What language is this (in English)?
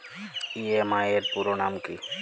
Bangla